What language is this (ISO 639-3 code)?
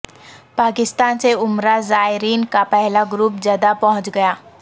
urd